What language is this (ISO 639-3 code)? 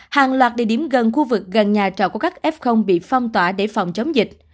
vie